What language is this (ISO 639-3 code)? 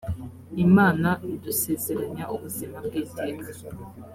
kin